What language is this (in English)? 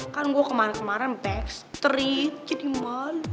Indonesian